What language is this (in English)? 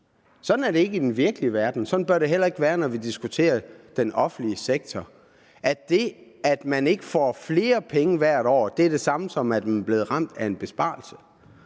Danish